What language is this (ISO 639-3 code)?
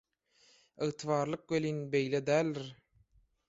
tuk